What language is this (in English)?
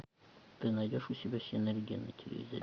Russian